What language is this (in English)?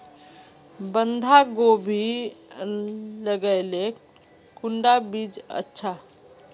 Magahi